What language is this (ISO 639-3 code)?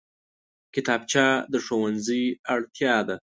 pus